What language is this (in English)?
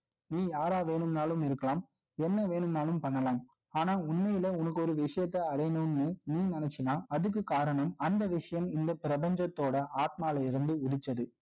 Tamil